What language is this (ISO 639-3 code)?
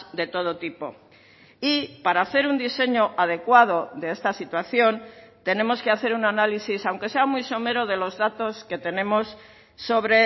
spa